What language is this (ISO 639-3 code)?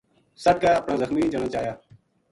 gju